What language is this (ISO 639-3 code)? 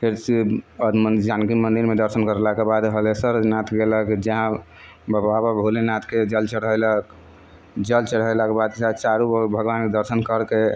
mai